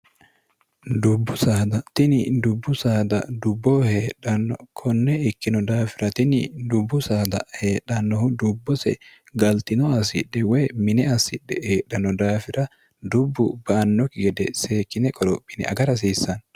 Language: Sidamo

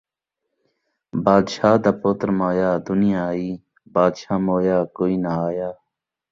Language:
Saraiki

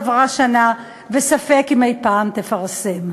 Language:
Hebrew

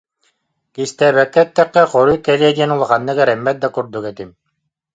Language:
Yakut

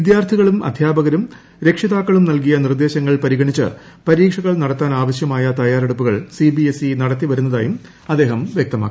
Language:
Malayalam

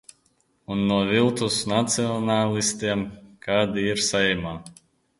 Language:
Latvian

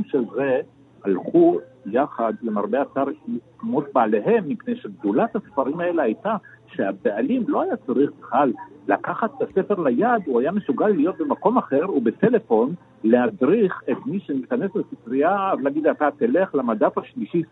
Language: Hebrew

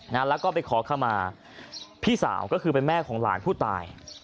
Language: Thai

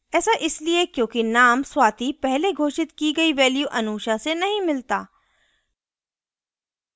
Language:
Hindi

